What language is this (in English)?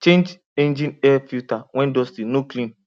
Nigerian Pidgin